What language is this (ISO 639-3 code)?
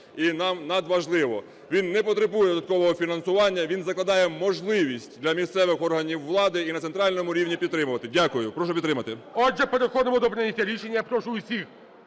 ukr